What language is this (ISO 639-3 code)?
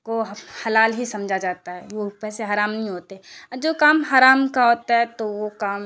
urd